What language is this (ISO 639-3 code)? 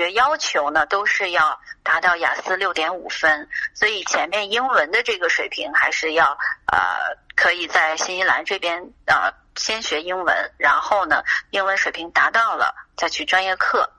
zho